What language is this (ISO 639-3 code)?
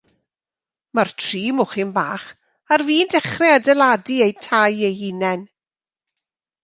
cym